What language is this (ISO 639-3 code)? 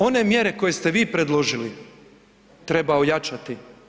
hrv